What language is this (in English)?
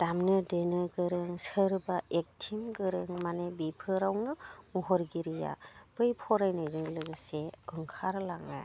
Bodo